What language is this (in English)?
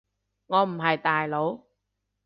Cantonese